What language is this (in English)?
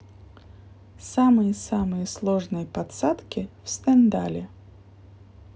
Russian